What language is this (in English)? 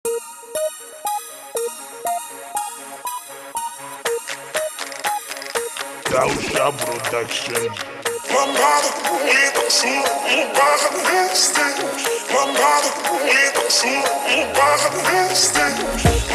Portuguese